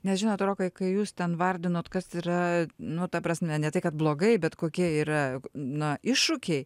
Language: Lithuanian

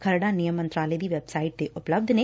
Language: Punjabi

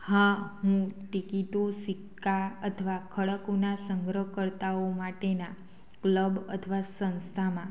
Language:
Gujarati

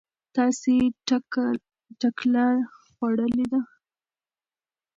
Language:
Pashto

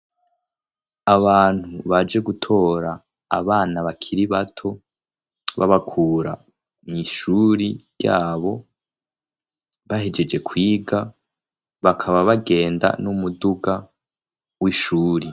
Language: Rundi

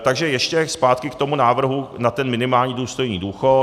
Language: Czech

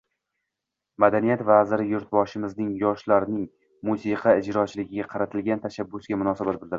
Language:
Uzbek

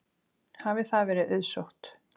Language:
Icelandic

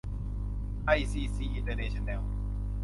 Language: Thai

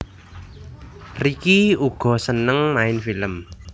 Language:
Javanese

